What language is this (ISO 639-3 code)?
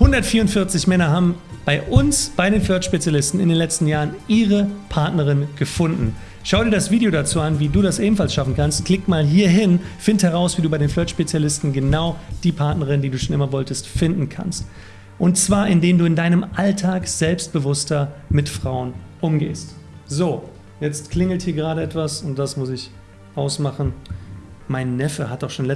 deu